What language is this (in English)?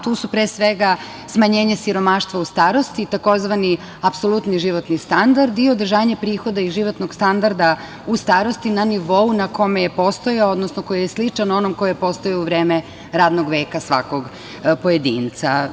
Serbian